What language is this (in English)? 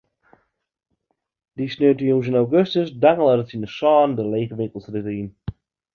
Western Frisian